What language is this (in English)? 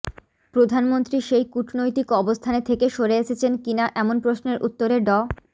Bangla